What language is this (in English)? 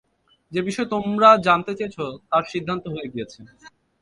Bangla